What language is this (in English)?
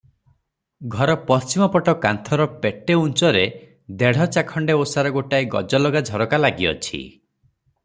Odia